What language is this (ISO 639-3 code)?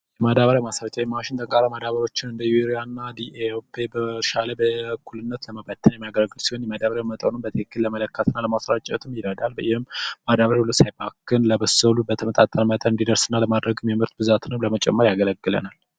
amh